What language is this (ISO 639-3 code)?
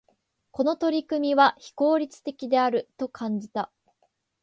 jpn